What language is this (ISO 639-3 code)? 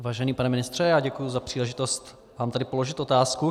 ces